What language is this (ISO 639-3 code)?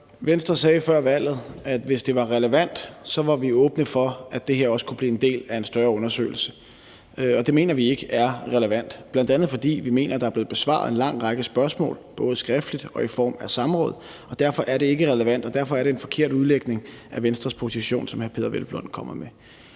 dan